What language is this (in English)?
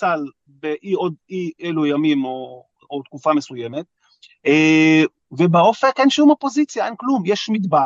Hebrew